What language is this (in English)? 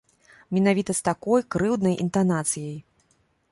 Belarusian